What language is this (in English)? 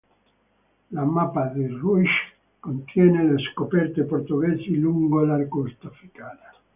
Italian